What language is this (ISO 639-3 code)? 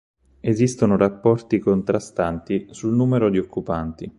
ita